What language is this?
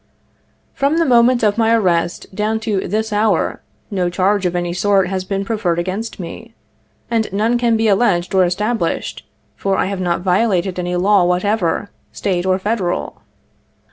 English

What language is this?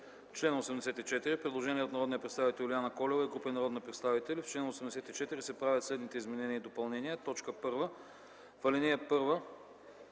Bulgarian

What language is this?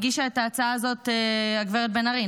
Hebrew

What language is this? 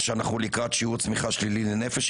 Hebrew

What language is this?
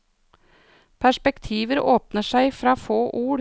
Norwegian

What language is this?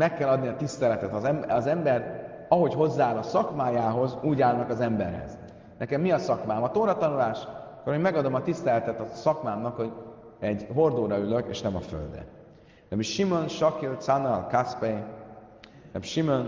Hungarian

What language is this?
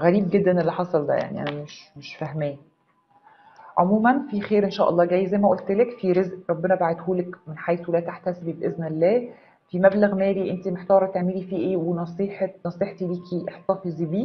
Arabic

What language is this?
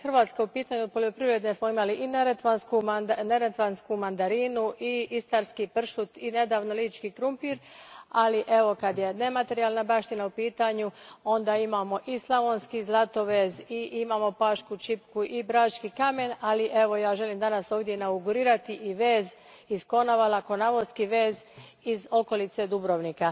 Croatian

